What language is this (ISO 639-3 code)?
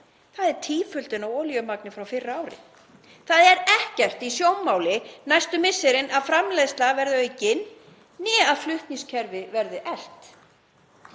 isl